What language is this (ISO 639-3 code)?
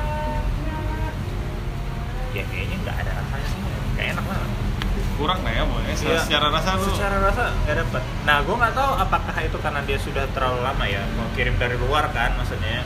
ind